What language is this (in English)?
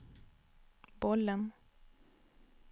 Swedish